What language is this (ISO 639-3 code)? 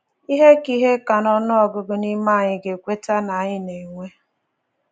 ibo